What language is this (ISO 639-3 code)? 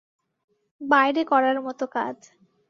ben